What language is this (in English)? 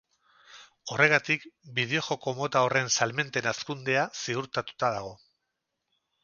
Basque